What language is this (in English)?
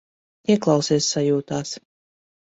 Latvian